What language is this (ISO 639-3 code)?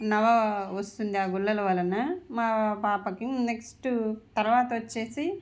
tel